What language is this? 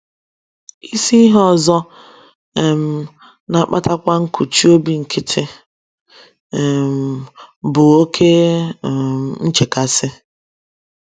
Igbo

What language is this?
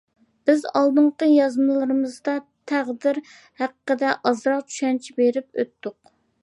Uyghur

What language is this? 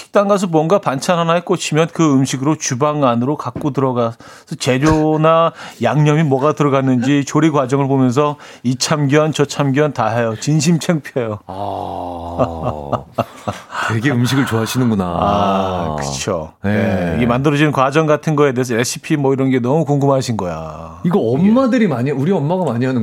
Korean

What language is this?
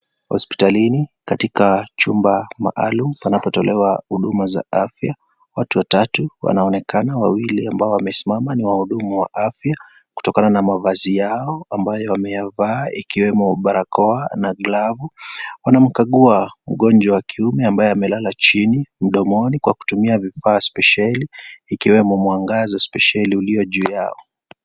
Swahili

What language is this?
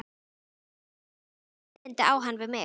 Icelandic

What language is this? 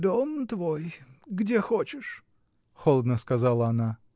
Russian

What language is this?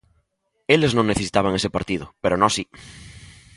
Galician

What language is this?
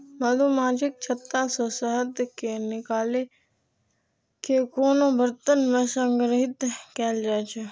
Maithili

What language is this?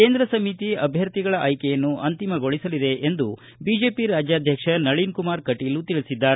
Kannada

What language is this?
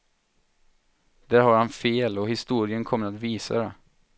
Swedish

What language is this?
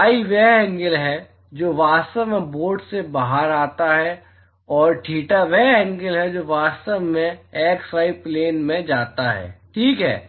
Hindi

